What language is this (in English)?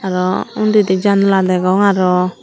Chakma